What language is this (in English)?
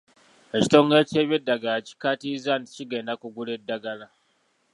Ganda